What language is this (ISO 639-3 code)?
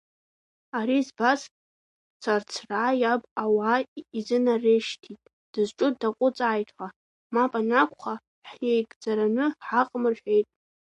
abk